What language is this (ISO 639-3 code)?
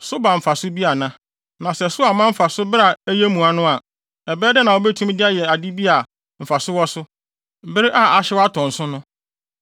aka